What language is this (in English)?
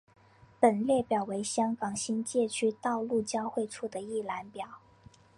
Chinese